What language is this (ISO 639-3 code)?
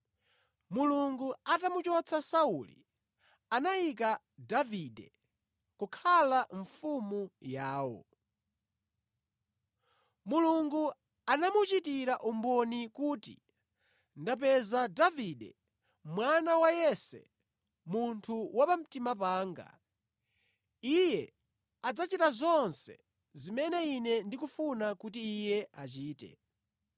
nya